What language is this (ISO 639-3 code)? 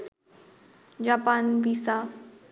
ben